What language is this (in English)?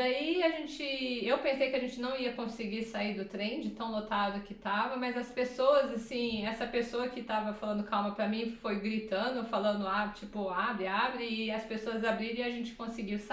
Portuguese